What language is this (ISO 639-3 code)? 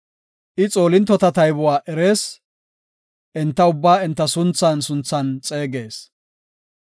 gof